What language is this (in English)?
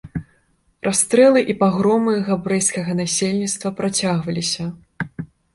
Belarusian